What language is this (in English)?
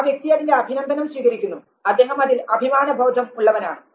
Malayalam